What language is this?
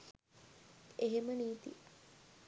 Sinhala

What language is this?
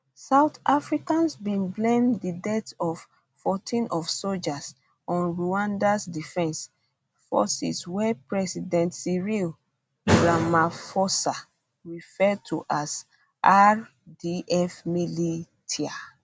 Nigerian Pidgin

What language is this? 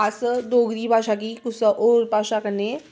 Dogri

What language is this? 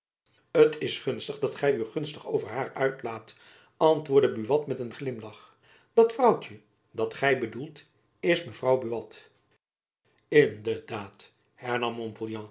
Dutch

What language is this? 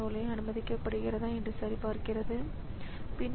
Tamil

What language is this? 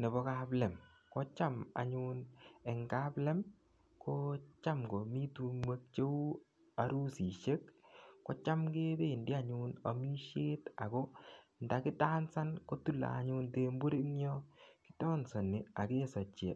Kalenjin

